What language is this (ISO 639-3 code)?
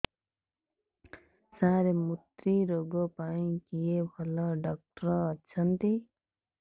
ori